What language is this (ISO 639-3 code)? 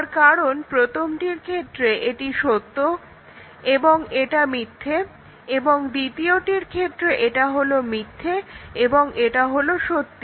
ben